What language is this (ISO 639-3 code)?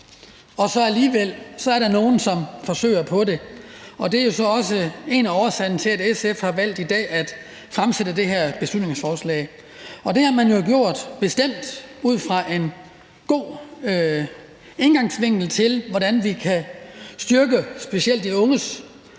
dan